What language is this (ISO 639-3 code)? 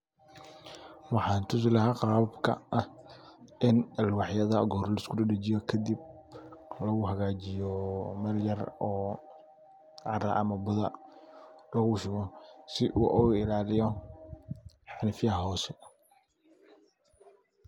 som